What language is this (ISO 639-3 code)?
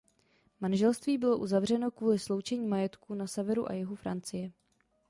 ces